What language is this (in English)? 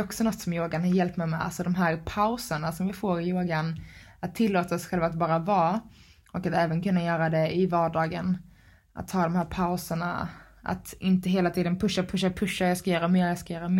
Swedish